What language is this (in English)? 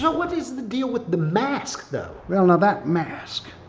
English